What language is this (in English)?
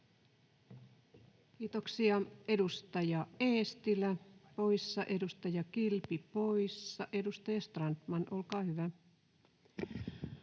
Finnish